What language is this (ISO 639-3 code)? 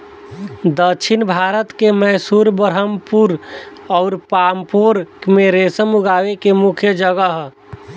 bho